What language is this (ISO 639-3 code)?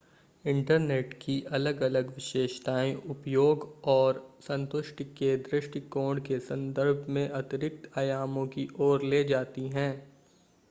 hin